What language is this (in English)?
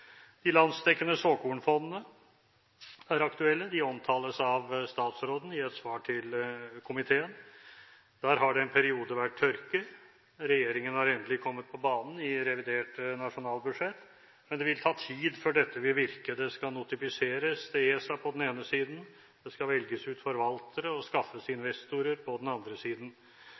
Norwegian Bokmål